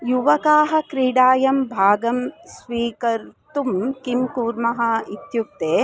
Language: Sanskrit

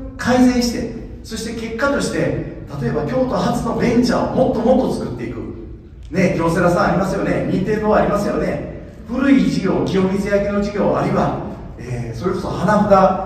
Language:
Japanese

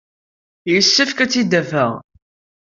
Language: Kabyle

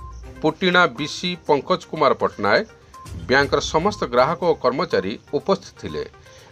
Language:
Hindi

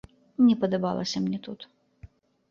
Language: Belarusian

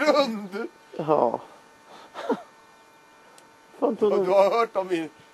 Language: Swedish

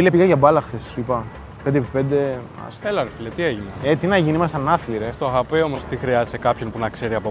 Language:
Greek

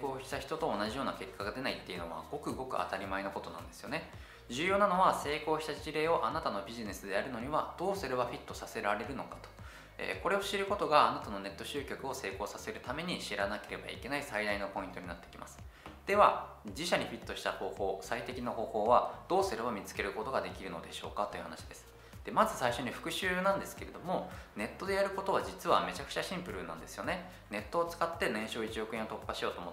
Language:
Japanese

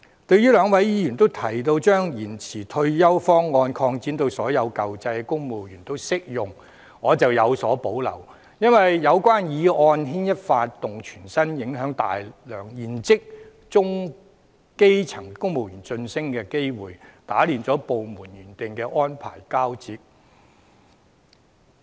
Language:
Cantonese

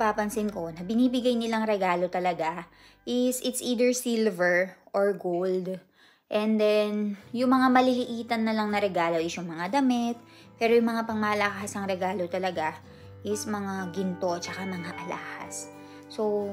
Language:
Filipino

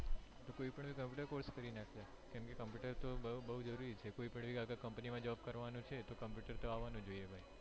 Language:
Gujarati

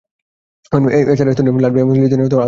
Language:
Bangla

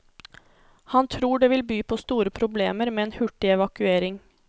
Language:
Norwegian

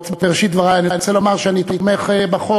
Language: Hebrew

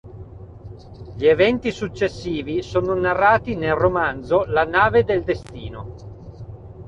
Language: Italian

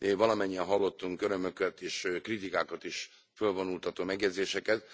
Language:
Hungarian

